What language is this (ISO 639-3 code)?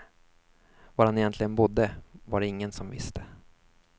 swe